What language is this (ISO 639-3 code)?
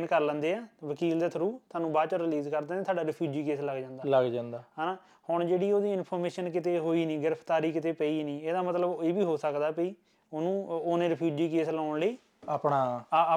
pan